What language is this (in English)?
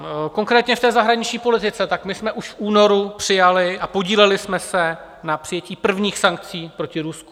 Czech